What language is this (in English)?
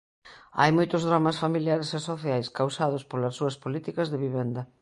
Galician